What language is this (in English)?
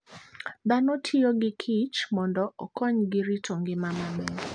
Luo (Kenya and Tanzania)